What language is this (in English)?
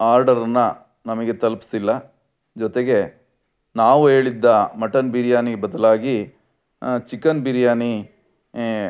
Kannada